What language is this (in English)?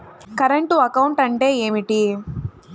Telugu